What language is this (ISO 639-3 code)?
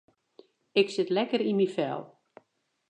fry